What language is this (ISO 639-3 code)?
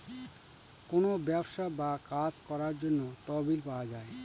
ben